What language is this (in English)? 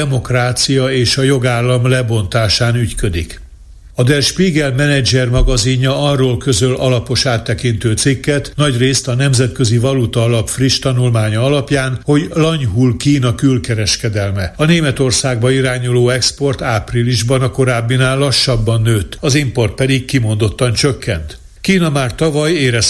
Hungarian